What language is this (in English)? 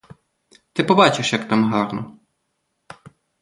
Ukrainian